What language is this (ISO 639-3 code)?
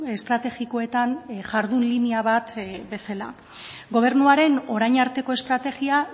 eus